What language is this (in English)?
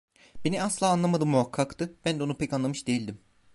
Turkish